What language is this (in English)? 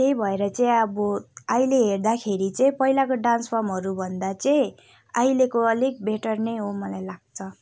Nepali